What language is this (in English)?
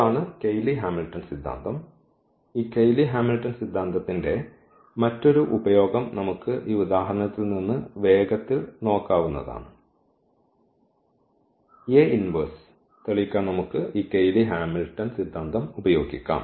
Malayalam